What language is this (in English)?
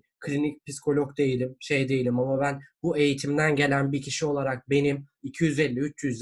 Turkish